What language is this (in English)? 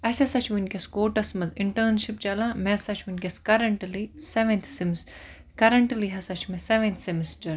Kashmiri